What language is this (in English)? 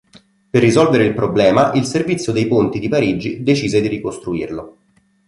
Italian